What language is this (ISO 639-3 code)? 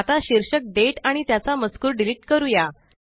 mar